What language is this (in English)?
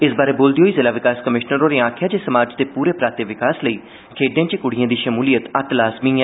Dogri